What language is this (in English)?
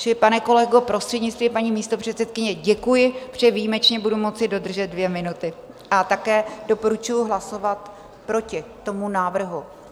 Czech